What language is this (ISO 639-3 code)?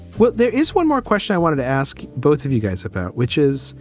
eng